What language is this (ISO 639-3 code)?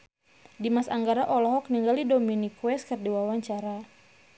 sun